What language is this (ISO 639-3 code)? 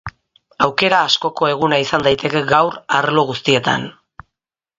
eus